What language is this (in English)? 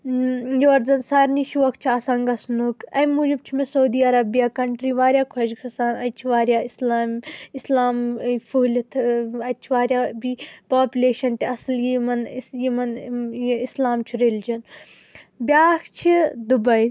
Kashmiri